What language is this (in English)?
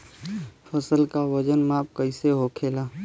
Bhojpuri